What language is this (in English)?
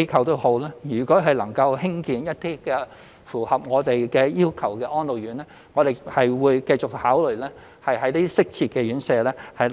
Cantonese